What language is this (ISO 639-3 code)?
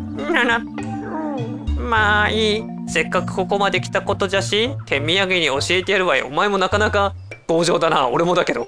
jpn